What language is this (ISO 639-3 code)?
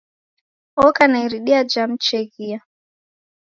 dav